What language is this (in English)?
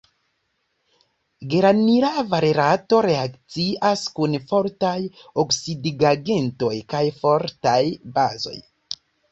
Esperanto